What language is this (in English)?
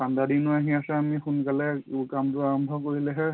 Assamese